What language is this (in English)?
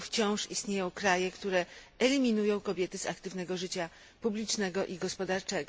Polish